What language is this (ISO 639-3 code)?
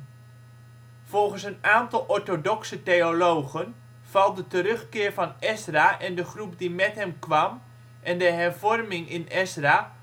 nld